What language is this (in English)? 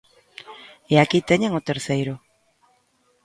Galician